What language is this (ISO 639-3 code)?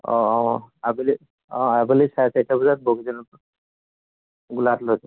asm